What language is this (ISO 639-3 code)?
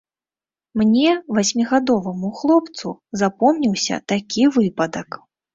bel